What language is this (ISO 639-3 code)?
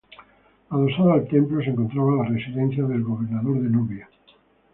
spa